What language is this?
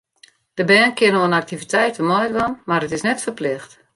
Western Frisian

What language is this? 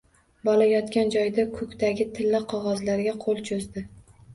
Uzbek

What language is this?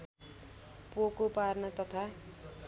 Nepali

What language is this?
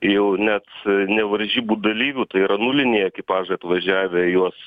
Lithuanian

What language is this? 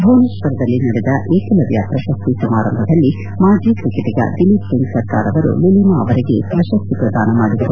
Kannada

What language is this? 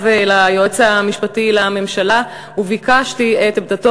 Hebrew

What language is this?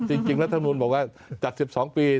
Thai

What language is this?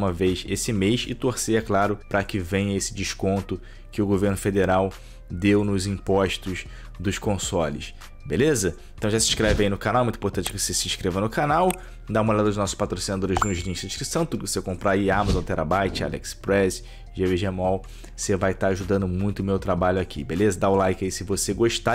Portuguese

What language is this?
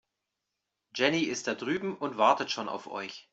German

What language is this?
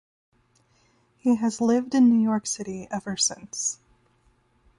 English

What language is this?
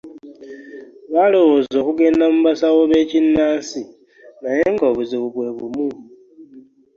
Ganda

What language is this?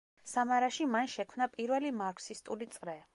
Georgian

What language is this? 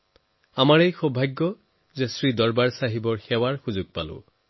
Assamese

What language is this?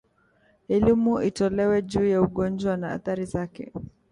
Swahili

